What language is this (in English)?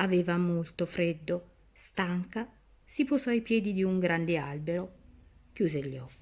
Italian